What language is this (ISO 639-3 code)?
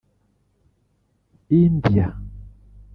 kin